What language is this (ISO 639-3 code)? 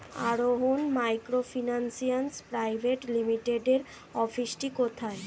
ben